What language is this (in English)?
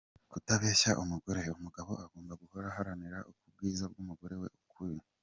Kinyarwanda